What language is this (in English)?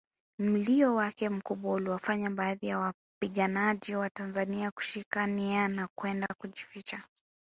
Swahili